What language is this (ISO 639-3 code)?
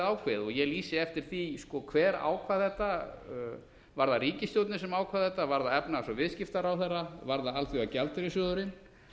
isl